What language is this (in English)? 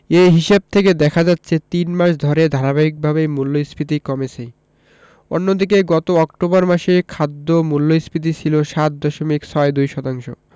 Bangla